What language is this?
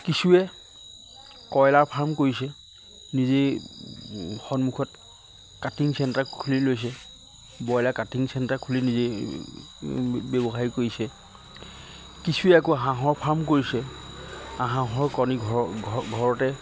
Assamese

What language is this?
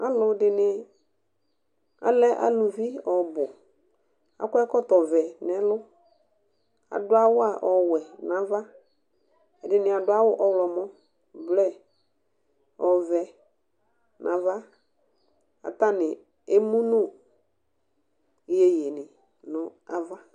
Ikposo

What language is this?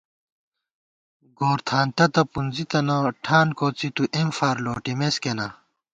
Gawar-Bati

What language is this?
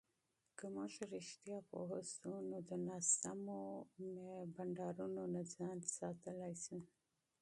Pashto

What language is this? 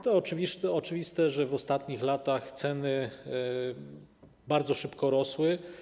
Polish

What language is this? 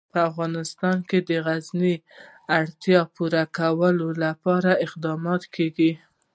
Pashto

